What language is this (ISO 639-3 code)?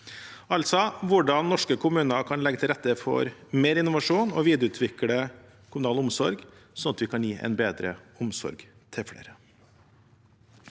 nor